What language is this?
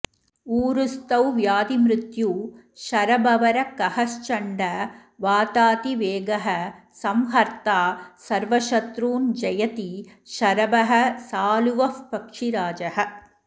Sanskrit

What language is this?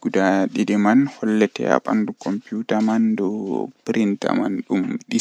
Western Niger Fulfulde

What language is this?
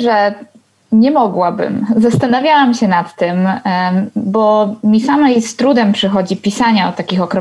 Polish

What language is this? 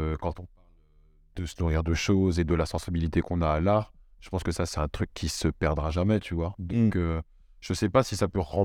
French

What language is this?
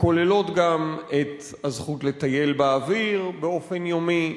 Hebrew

